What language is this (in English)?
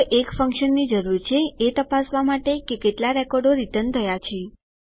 Gujarati